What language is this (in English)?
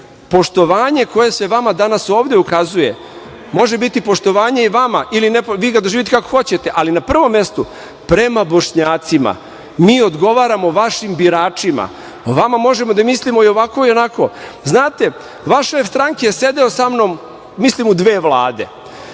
Serbian